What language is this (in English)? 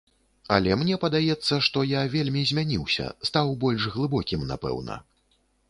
Belarusian